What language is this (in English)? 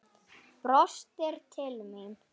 Icelandic